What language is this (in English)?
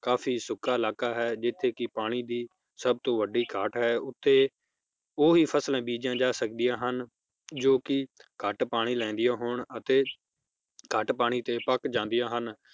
Punjabi